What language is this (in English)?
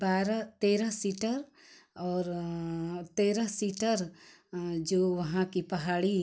Hindi